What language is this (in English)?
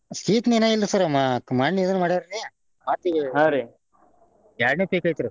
Kannada